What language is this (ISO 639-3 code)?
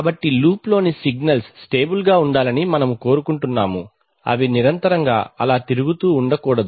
tel